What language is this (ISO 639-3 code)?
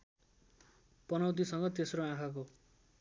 nep